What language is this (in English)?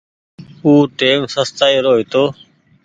Goaria